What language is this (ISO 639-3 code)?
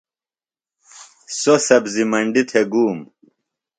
phl